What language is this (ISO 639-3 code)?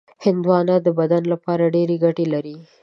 pus